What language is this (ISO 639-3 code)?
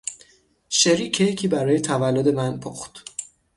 fas